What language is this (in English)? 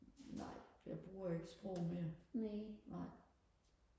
Danish